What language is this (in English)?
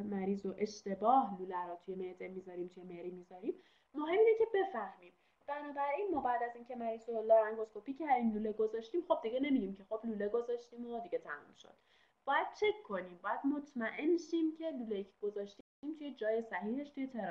Persian